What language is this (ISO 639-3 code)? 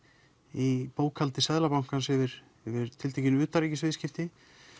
isl